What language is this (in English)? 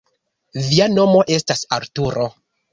Esperanto